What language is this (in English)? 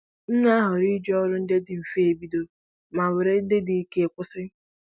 Igbo